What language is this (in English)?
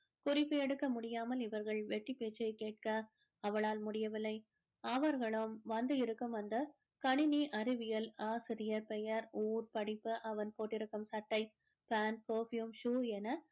Tamil